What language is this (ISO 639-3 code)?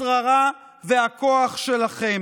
heb